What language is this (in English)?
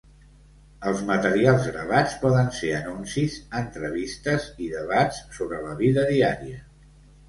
Catalan